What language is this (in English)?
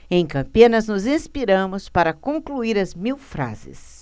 Portuguese